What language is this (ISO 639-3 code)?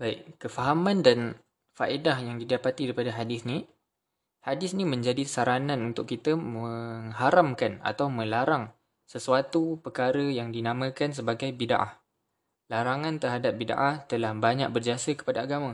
msa